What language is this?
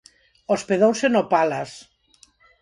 Galician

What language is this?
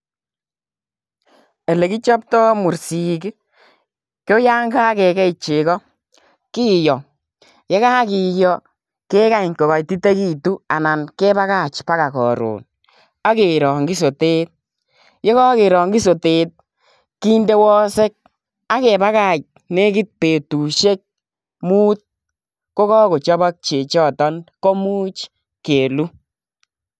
Kalenjin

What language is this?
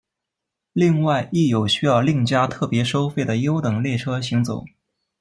Chinese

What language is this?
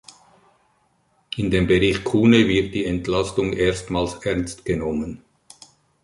German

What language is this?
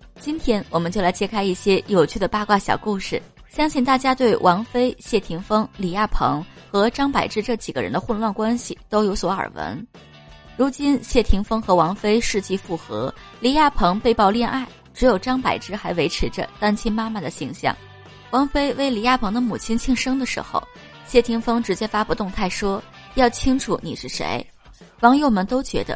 Chinese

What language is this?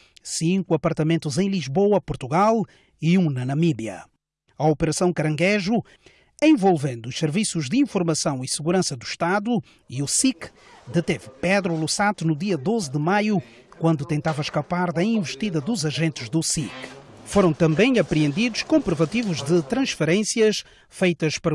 Portuguese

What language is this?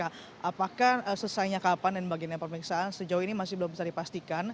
Indonesian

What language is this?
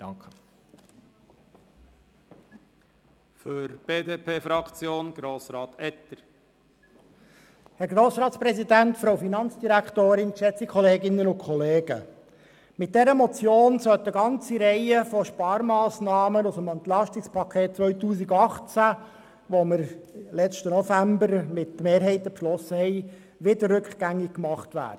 Swiss German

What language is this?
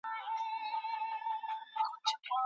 Pashto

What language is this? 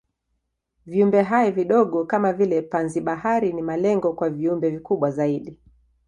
Swahili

